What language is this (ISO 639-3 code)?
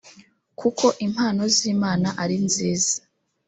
kin